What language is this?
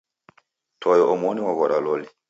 Taita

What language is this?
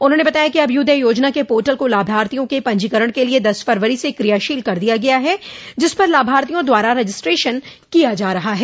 Hindi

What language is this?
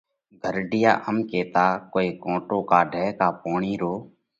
Parkari Koli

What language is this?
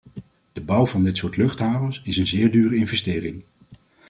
Dutch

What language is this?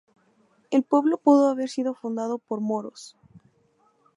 Spanish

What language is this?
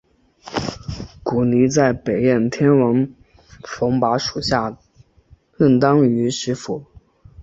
Chinese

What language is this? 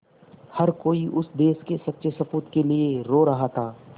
Hindi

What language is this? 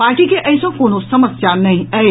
Maithili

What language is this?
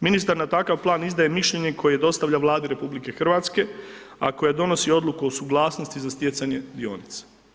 Croatian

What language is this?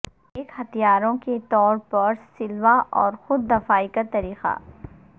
Urdu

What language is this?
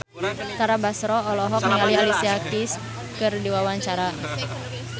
Sundanese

